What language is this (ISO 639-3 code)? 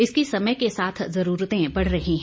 hin